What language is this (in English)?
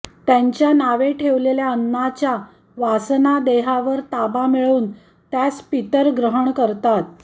Marathi